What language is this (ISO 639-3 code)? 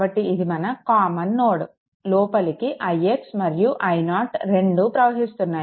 tel